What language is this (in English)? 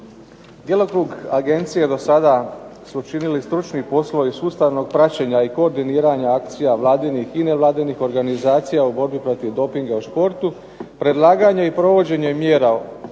Croatian